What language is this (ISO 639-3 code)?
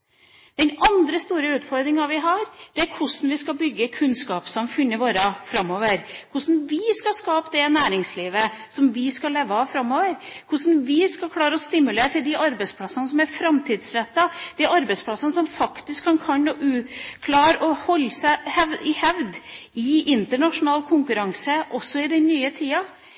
nob